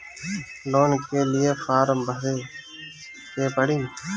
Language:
Bhojpuri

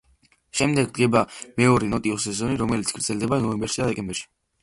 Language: Georgian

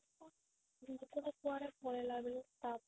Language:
Odia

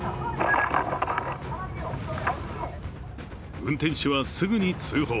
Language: Japanese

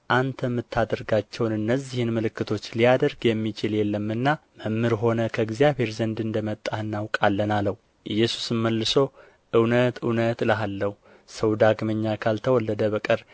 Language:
Amharic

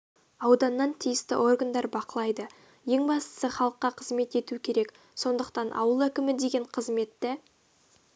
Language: Kazakh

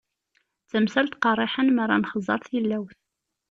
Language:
Kabyle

